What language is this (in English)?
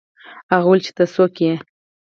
Pashto